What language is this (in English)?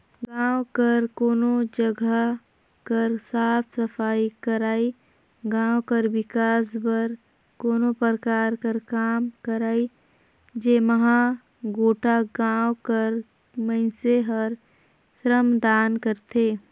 Chhattisgarhi